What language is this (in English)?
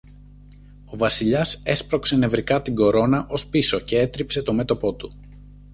Greek